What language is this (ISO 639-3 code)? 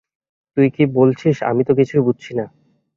ben